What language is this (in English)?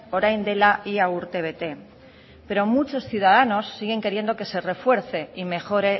Spanish